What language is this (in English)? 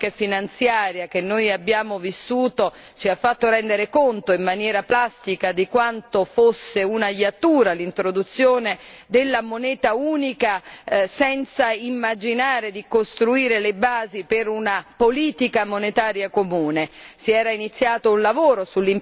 Italian